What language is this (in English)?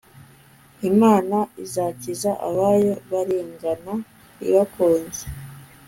Kinyarwanda